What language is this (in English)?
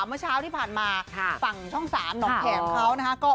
Thai